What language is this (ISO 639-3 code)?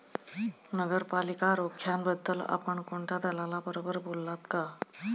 mar